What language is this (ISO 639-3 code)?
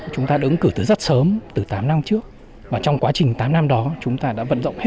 vie